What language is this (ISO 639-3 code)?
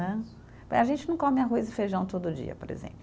por